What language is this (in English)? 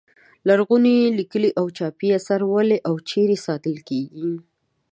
Pashto